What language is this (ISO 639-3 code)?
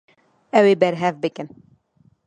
kur